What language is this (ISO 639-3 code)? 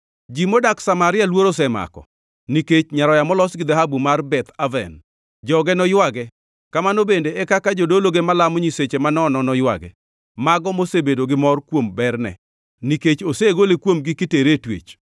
luo